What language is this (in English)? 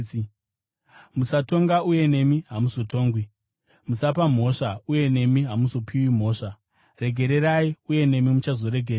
Shona